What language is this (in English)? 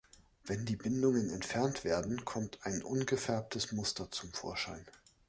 German